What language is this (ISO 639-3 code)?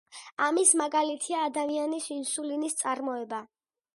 kat